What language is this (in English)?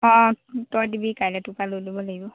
Assamese